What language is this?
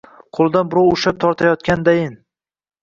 Uzbek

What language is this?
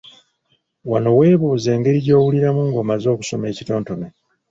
Ganda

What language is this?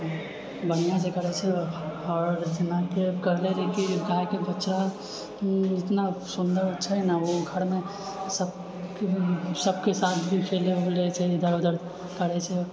Maithili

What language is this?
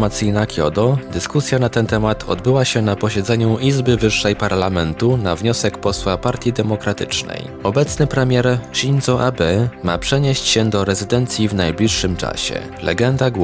Polish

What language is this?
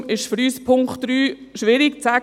Swiss German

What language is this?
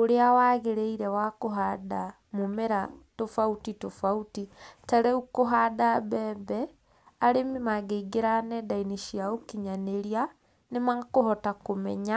Kikuyu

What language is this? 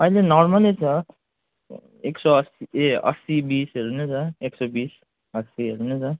Nepali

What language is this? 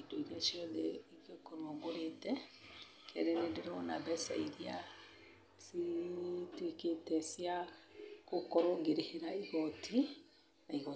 Kikuyu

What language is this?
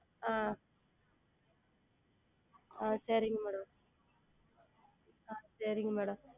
Tamil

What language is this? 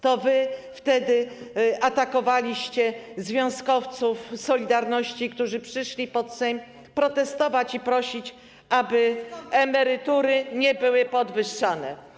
Polish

